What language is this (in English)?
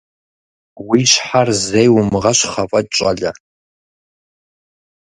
Kabardian